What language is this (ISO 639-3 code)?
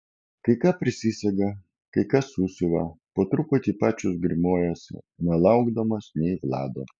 lit